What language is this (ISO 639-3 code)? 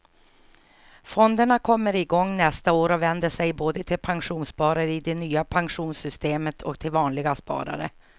swe